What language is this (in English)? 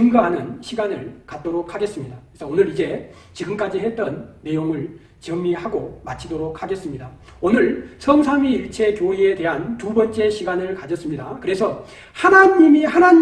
Korean